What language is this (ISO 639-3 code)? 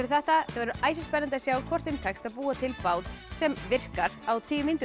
isl